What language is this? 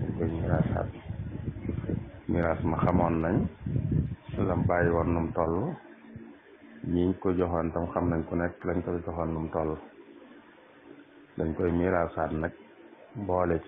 Arabic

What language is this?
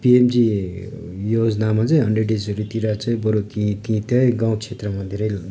Nepali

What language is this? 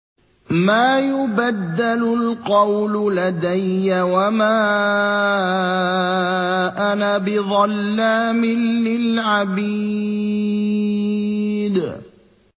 Arabic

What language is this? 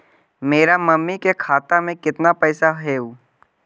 Magahi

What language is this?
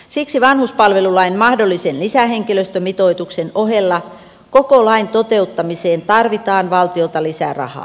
Finnish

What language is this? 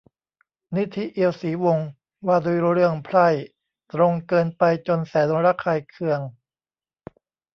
Thai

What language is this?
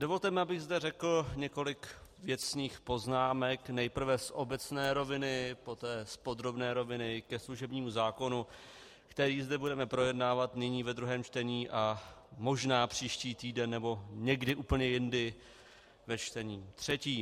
Czech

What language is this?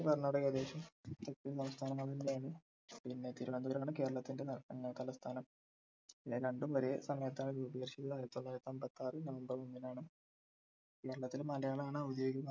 Malayalam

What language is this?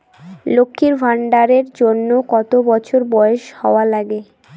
Bangla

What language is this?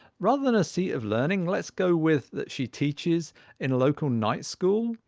English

